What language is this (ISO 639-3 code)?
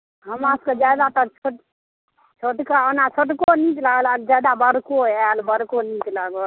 mai